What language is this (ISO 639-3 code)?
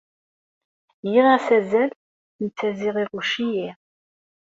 kab